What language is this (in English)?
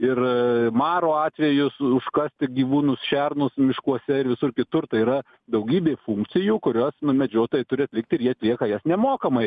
Lithuanian